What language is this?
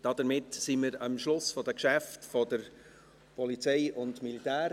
Swiss German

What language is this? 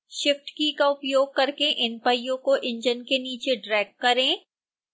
Hindi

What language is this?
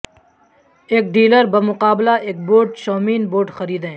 Urdu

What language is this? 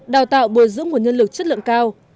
Vietnamese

